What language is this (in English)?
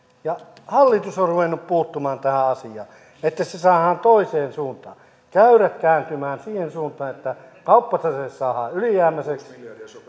Finnish